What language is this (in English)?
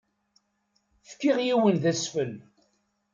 Kabyle